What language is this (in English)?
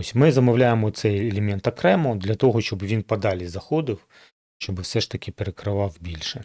Ukrainian